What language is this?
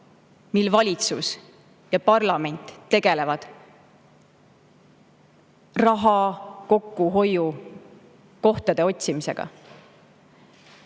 Estonian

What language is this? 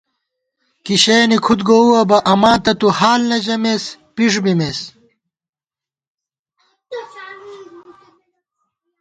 Gawar-Bati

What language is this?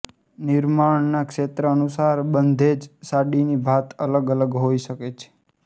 Gujarati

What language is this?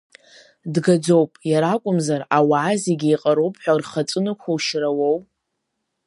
Abkhazian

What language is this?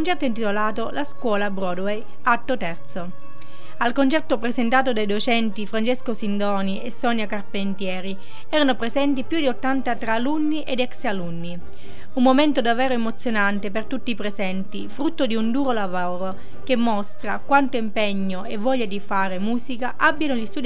Italian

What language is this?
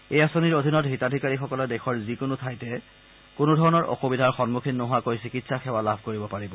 Assamese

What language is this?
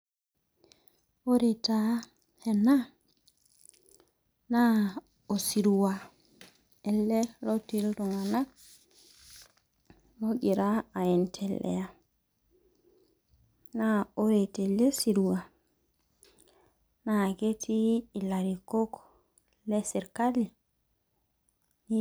Masai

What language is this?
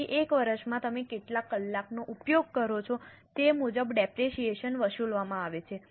Gujarati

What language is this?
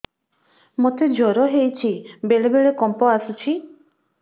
Odia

